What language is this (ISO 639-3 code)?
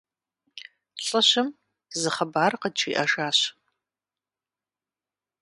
kbd